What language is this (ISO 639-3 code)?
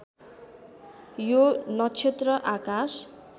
nep